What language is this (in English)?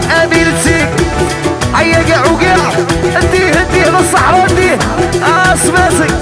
Arabic